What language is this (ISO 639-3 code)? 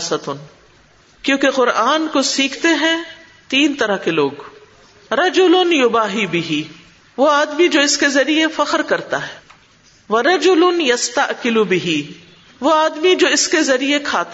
urd